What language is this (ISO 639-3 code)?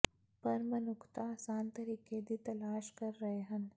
pan